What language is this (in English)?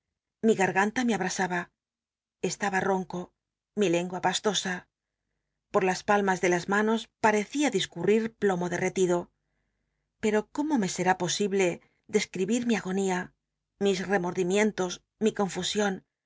Spanish